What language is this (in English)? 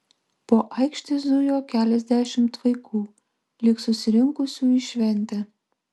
Lithuanian